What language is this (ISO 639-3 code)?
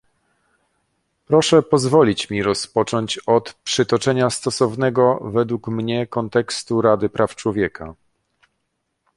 pol